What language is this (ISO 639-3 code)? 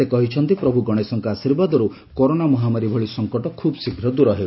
ori